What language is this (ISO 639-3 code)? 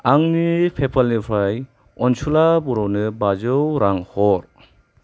brx